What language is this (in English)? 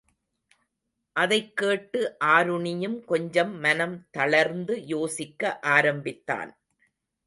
Tamil